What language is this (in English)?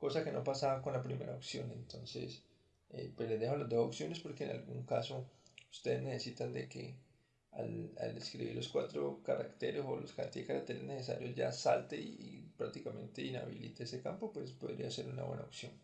Spanish